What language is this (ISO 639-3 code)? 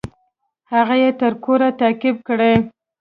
pus